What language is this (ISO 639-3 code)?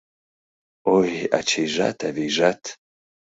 chm